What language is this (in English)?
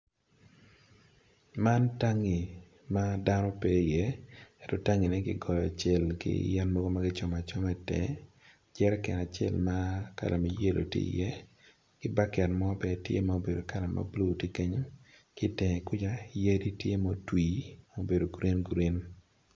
Acoli